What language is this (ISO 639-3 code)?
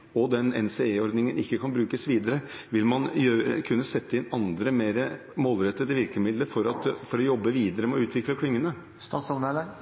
nob